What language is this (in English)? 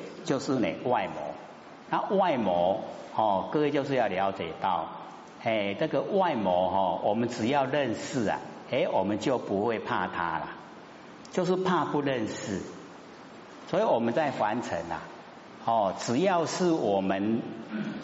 Chinese